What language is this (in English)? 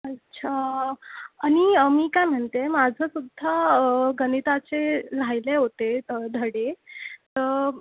Marathi